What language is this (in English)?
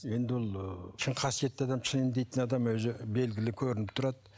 Kazakh